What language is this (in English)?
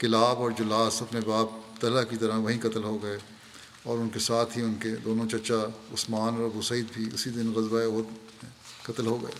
Urdu